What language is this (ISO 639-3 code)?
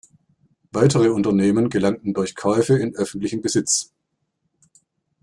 deu